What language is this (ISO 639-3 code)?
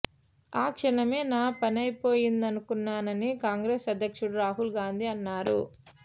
tel